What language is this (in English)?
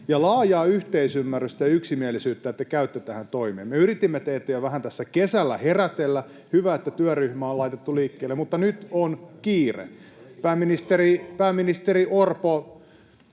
Finnish